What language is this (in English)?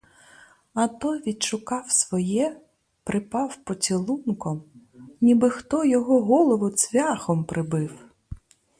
Ukrainian